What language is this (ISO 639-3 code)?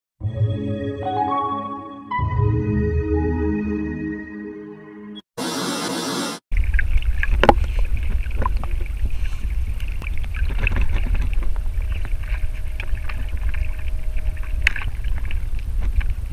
rus